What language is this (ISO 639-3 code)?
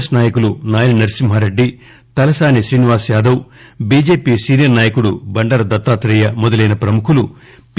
tel